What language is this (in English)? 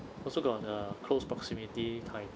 English